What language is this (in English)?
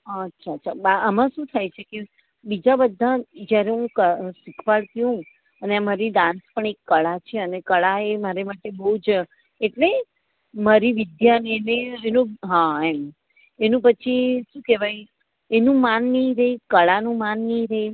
Gujarati